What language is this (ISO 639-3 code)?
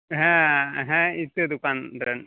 sat